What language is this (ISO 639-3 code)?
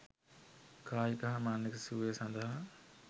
sin